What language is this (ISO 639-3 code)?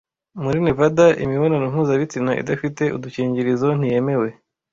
kin